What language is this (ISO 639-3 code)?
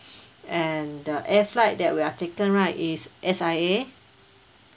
eng